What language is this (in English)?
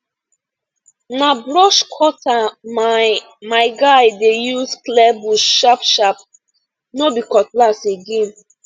Nigerian Pidgin